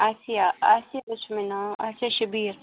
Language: Kashmiri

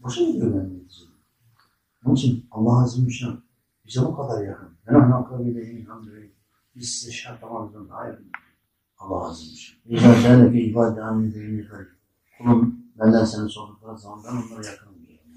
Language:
Turkish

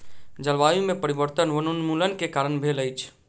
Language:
Maithili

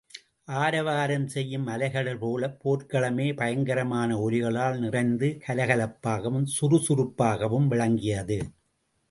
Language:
Tamil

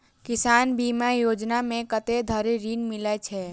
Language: Maithili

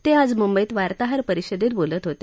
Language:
Marathi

